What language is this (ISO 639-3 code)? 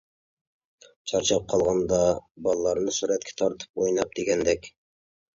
uig